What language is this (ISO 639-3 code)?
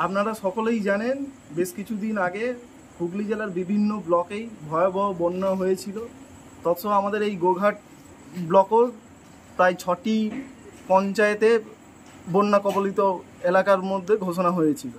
ben